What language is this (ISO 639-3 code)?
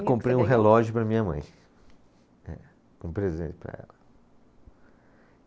por